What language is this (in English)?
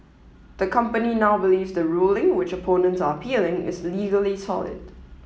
English